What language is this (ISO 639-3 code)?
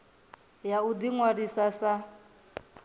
ven